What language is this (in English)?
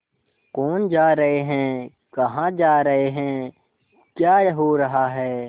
Hindi